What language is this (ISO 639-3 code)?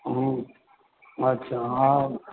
snd